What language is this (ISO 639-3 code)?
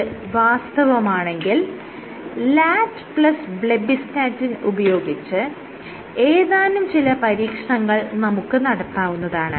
mal